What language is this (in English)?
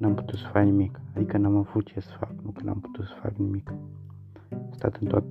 Romanian